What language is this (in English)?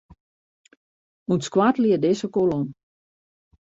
Western Frisian